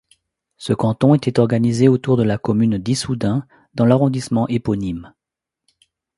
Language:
French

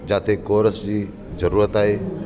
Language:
Sindhi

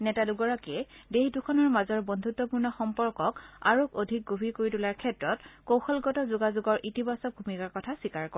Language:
Assamese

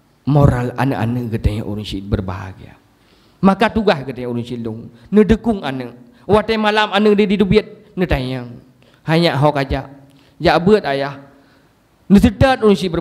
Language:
Malay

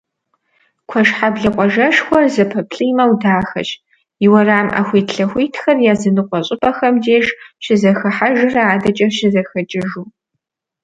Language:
Kabardian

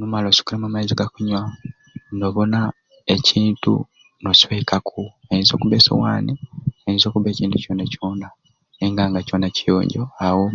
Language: Ruuli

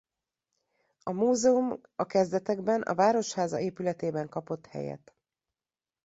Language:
Hungarian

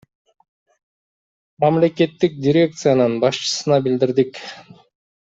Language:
Kyrgyz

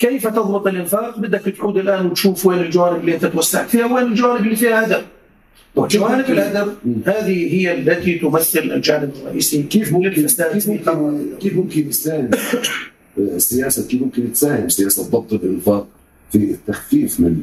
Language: Arabic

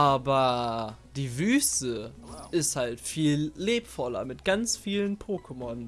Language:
German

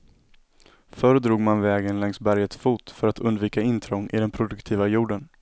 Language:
Swedish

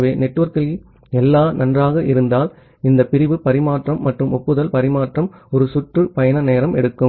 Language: Tamil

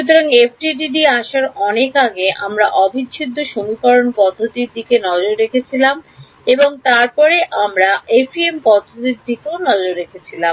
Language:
Bangla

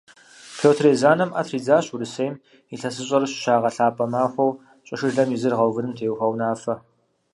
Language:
Kabardian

